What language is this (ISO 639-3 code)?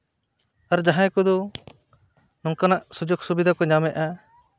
sat